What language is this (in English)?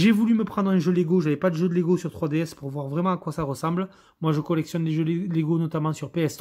French